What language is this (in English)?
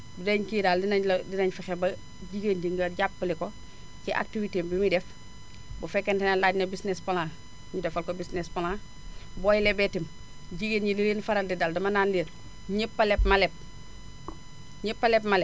Wolof